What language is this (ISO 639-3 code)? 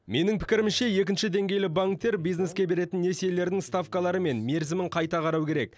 kaz